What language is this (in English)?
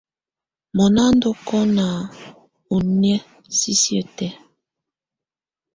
Tunen